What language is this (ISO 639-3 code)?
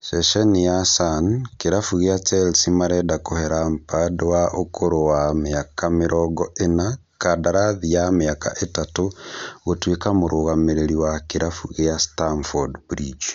kik